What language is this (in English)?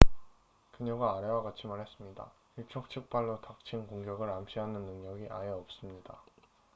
Korean